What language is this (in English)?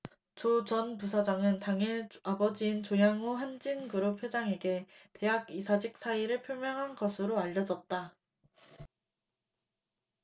Korean